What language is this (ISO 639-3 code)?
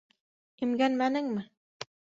bak